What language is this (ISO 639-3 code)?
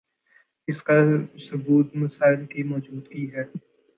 urd